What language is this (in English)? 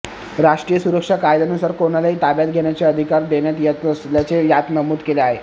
Marathi